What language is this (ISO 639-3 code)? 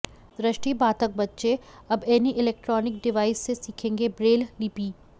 hin